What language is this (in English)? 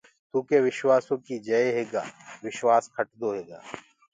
Gurgula